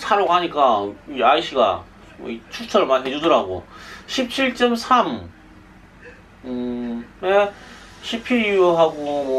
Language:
Korean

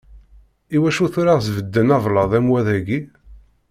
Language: Kabyle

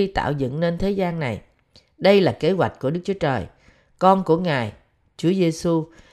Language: Vietnamese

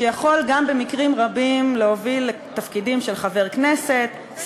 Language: Hebrew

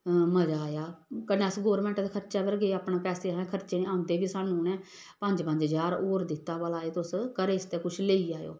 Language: Dogri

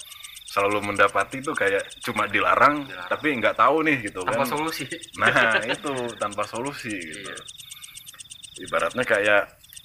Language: Indonesian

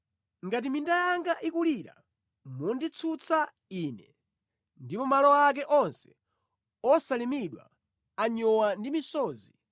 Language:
Nyanja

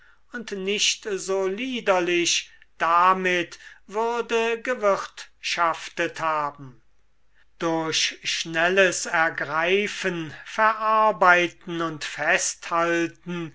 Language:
German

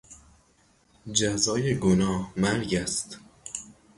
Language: Persian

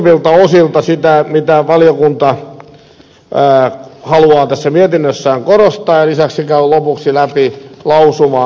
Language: Finnish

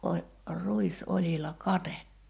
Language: Finnish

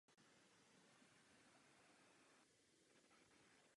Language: Czech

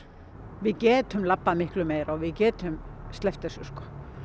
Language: Icelandic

